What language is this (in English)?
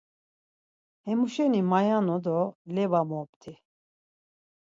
Laz